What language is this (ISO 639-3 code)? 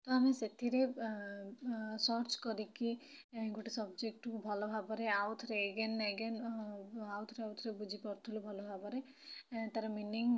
ori